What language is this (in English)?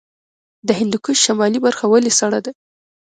Pashto